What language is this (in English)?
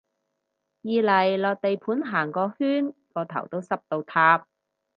Cantonese